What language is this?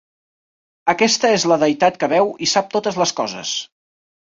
Catalan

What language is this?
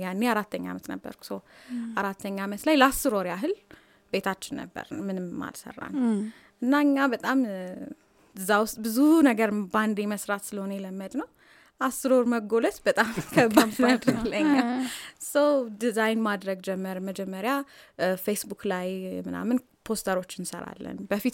Amharic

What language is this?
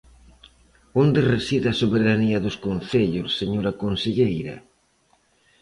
Galician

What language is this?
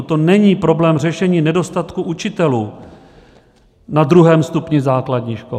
Czech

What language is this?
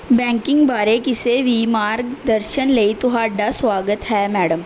Punjabi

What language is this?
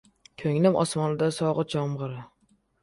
Uzbek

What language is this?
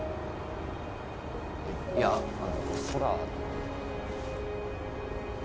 Japanese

